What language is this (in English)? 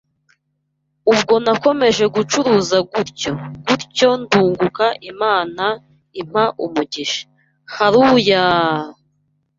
Kinyarwanda